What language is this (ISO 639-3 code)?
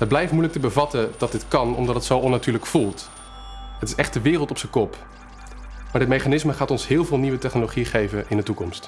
nld